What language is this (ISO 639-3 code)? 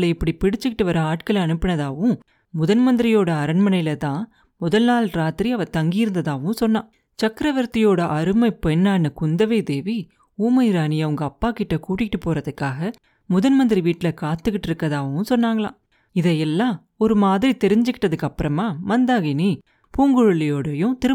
tam